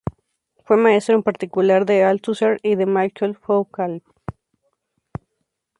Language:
Spanish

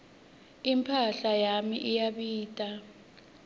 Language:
Swati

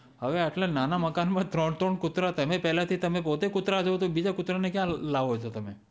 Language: Gujarati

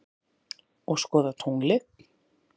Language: Icelandic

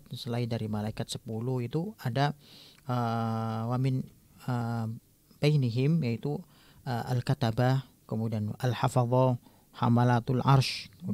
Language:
Indonesian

